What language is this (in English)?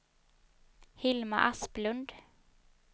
Swedish